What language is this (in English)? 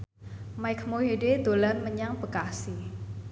Javanese